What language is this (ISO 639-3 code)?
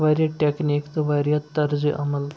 kas